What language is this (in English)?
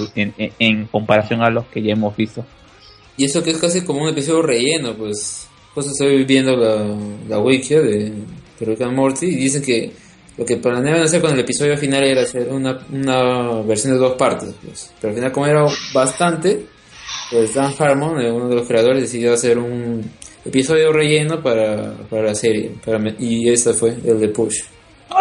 Spanish